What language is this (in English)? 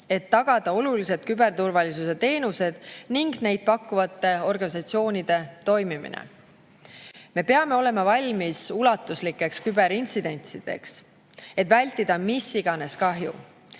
Estonian